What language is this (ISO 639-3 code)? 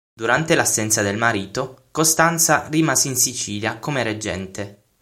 ita